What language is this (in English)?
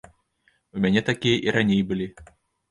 Belarusian